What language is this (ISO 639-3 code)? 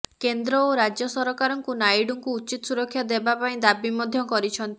ori